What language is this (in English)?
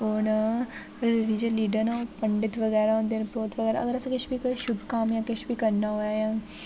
Dogri